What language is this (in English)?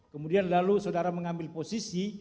Indonesian